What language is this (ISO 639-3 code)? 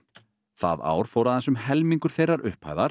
isl